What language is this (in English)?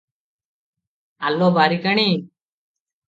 Odia